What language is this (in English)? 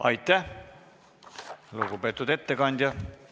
Estonian